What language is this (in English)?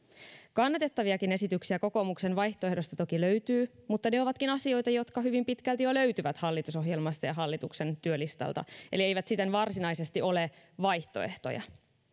Finnish